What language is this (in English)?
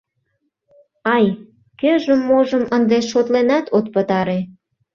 Mari